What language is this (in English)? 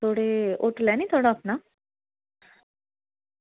Dogri